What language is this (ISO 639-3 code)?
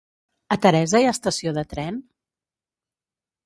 cat